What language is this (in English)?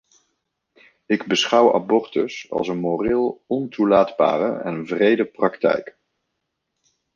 Dutch